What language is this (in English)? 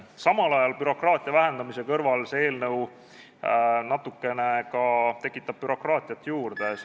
Estonian